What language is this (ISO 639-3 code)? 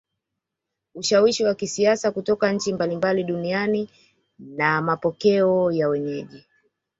swa